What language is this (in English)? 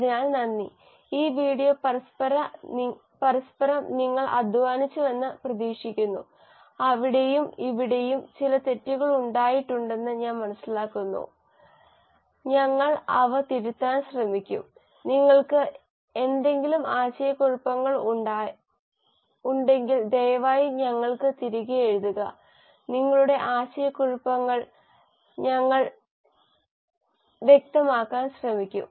Malayalam